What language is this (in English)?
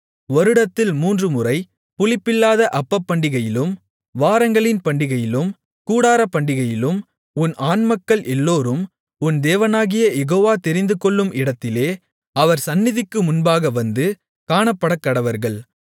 Tamil